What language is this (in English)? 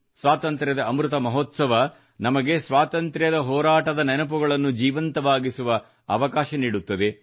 Kannada